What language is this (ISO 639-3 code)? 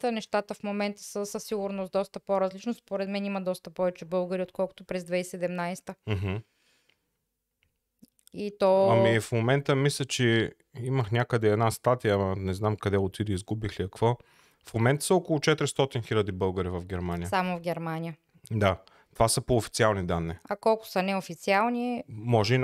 bul